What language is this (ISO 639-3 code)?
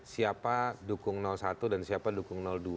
ind